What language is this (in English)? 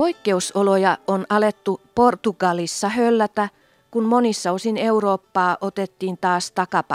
Finnish